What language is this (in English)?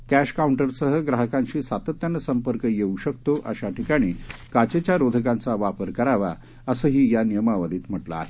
Marathi